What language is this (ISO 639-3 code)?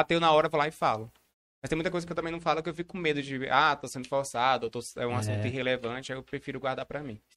por